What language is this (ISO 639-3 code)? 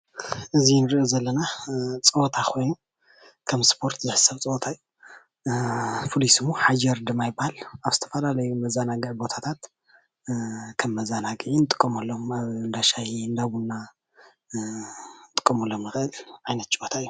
tir